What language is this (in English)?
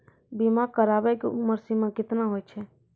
Maithili